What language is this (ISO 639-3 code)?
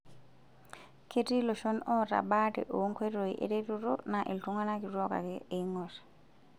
mas